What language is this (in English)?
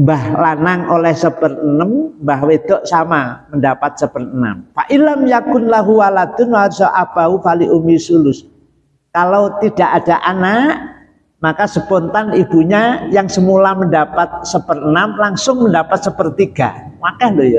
Indonesian